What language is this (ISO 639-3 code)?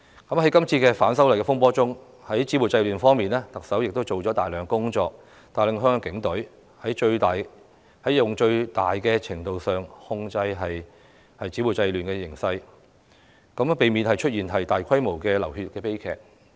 yue